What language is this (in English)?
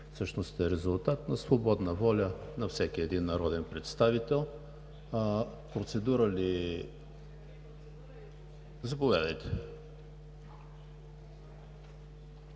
Bulgarian